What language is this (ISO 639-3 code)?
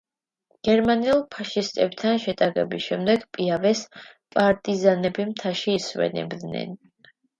kat